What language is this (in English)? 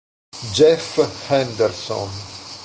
Italian